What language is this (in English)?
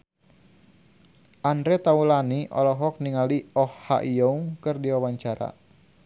Sundanese